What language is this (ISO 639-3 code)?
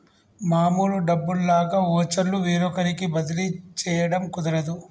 tel